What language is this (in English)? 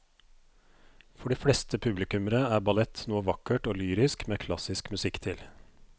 Norwegian